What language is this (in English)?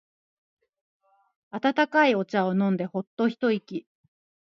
Japanese